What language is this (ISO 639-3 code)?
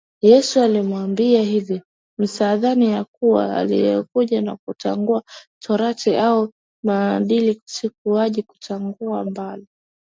swa